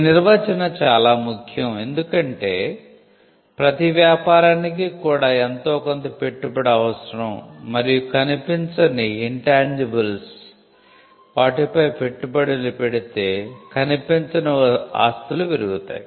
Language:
Telugu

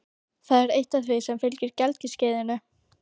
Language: Icelandic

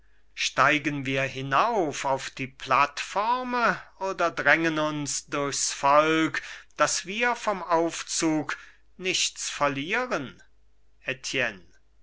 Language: German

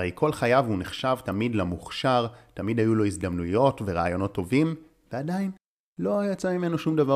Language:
Hebrew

